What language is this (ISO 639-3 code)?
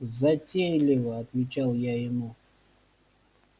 rus